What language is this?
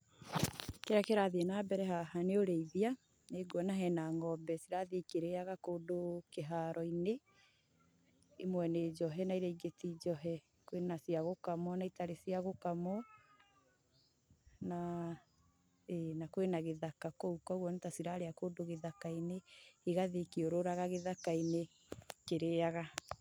Kikuyu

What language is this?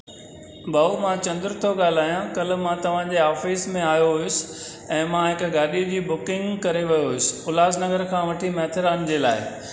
Sindhi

